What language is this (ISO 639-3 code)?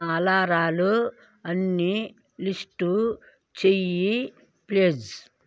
tel